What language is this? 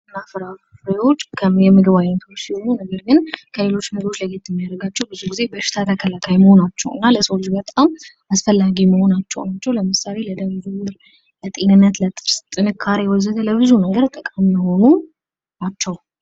Amharic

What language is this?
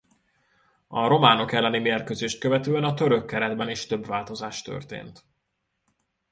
Hungarian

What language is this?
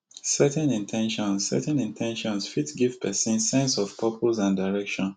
Nigerian Pidgin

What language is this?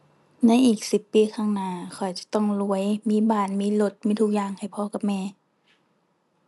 Thai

